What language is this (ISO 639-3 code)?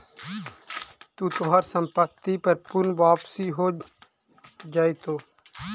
mag